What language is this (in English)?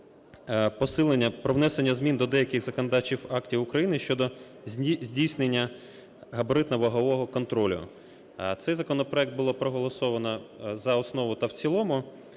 Ukrainian